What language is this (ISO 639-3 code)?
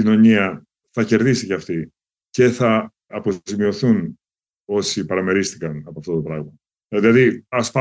ell